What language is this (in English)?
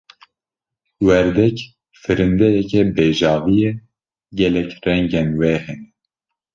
Kurdish